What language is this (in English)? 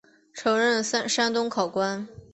Chinese